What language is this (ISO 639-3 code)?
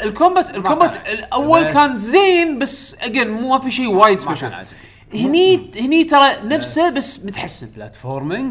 ara